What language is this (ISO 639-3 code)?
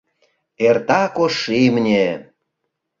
chm